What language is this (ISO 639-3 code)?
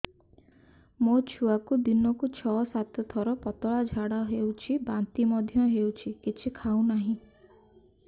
ori